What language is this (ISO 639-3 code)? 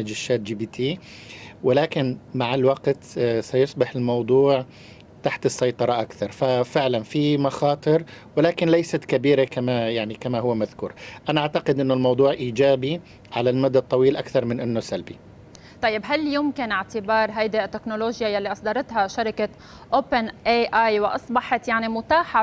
ara